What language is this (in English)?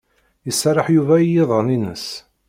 Kabyle